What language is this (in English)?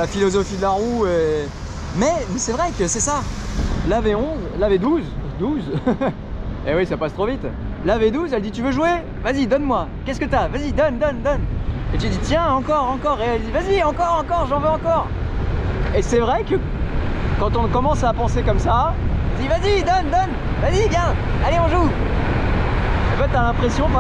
French